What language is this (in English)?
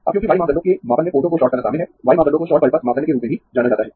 Hindi